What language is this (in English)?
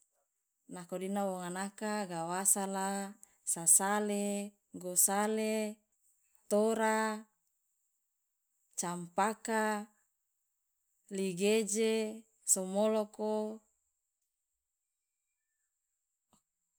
Loloda